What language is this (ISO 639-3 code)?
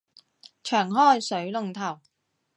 yue